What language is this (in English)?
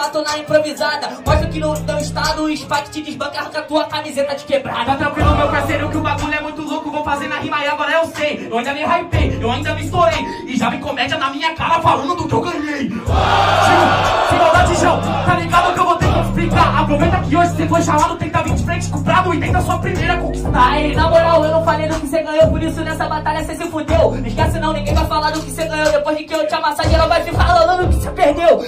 Portuguese